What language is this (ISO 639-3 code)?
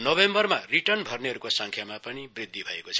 nep